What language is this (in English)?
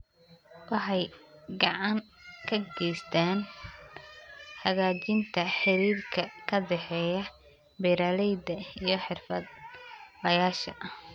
Somali